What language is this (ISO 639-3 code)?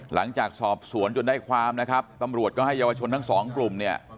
tha